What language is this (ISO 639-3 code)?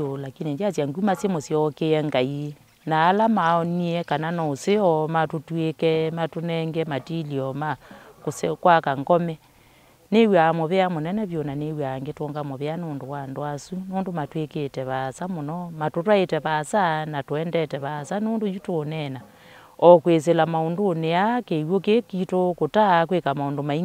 tha